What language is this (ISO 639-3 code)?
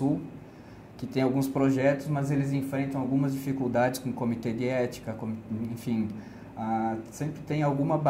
por